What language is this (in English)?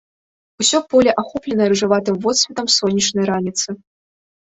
Belarusian